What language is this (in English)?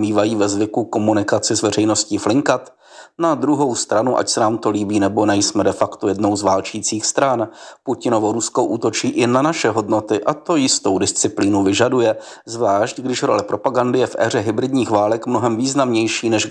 Czech